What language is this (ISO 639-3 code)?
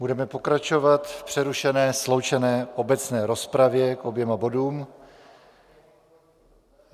ces